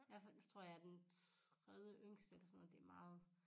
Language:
Danish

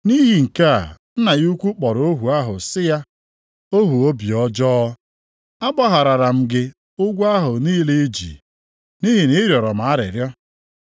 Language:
Igbo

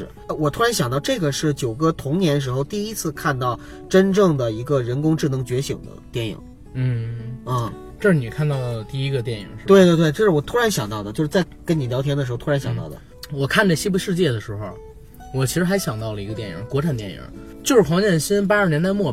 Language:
Chinese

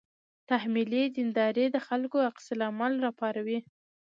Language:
Pashto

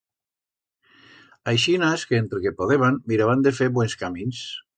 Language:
Aragonese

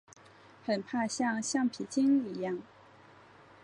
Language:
Chinese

